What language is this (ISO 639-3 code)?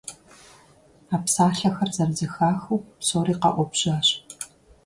kbd